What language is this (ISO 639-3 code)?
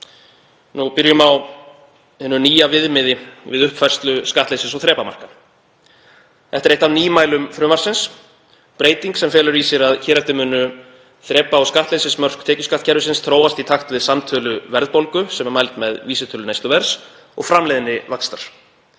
isl